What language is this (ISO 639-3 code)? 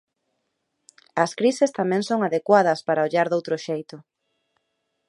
glg